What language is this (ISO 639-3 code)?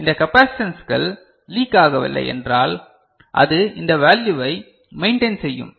tam